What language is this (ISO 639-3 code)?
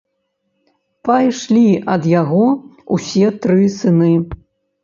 bel